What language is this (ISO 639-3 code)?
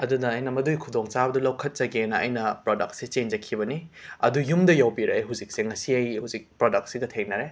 mni